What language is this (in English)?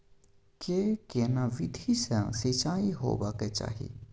Maithili